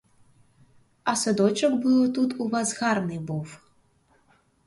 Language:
Ukrainian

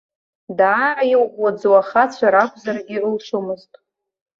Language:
Abkhazian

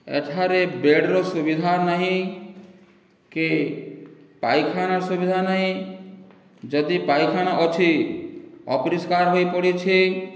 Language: Odia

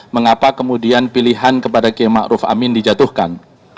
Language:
Indonesian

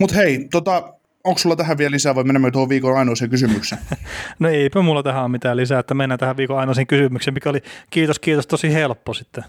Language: Finnish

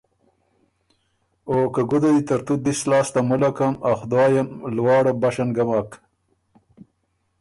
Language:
Ormuri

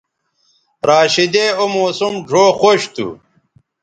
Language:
Bateri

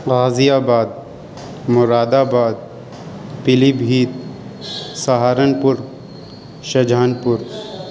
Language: Urdu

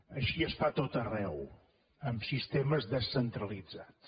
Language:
Catalan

